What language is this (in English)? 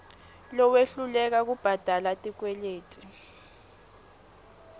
Swati